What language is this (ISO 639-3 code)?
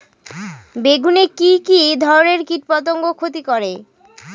ben